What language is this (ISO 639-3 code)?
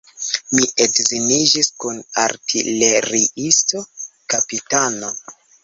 epo